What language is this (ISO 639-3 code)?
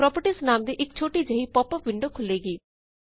pan